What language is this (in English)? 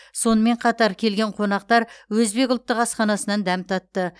Kazakh